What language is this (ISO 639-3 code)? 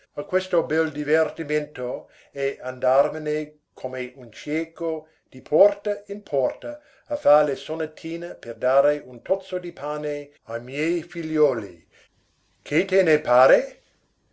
ita